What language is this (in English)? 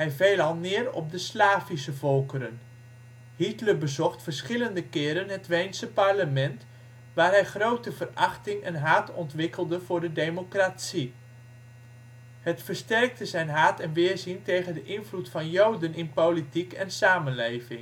Dutch